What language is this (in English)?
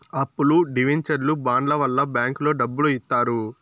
Telugu